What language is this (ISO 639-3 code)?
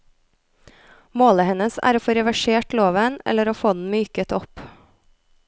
nor